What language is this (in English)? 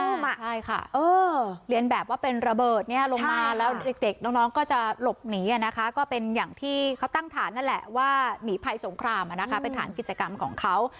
Thai